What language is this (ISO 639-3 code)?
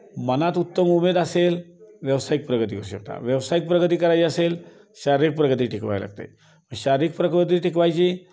mar